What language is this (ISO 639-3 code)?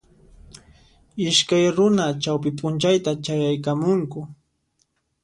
qxp